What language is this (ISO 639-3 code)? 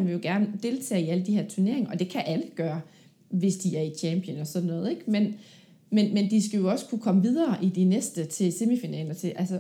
dan